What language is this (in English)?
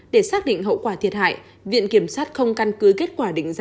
Vietnamese